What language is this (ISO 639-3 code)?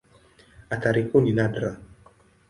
swa